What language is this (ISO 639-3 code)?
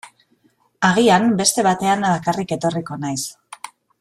eus